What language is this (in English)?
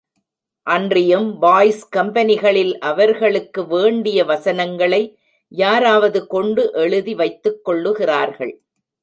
Tamil